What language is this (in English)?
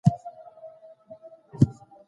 Pashto